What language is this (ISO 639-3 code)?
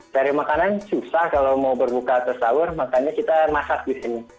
ind